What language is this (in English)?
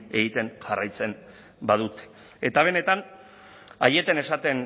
Basque